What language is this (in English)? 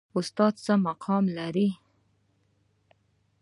Pashto